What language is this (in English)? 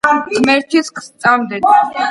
Georgian